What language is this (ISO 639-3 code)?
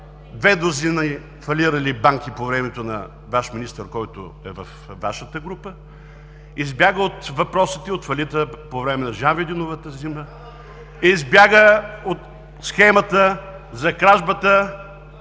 bul